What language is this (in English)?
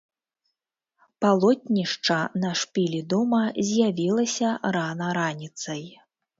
Belarusian